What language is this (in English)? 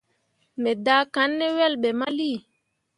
Mundang